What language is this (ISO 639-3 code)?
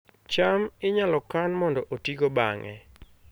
luo